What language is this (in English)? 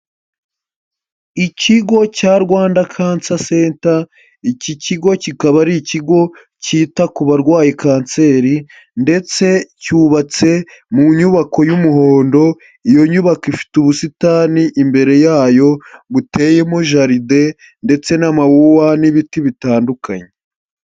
Kinyarwanda